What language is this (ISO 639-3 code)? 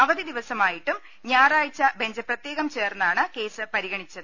mal